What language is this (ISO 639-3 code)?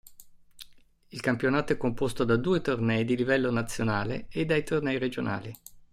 ita